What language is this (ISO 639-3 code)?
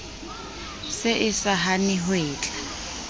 sot